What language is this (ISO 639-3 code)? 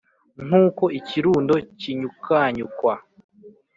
kin